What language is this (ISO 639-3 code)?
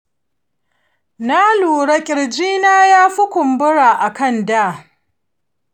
hau